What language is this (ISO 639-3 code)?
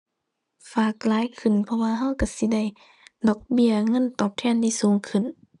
tha